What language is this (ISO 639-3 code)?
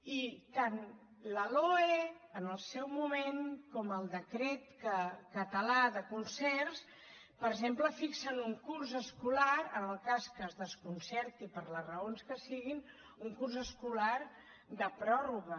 cat